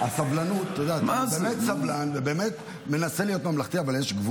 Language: Hebrew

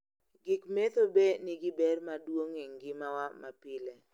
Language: Luo (Kenya and Tanzania)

